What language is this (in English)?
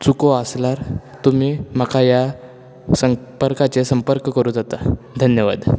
Konkani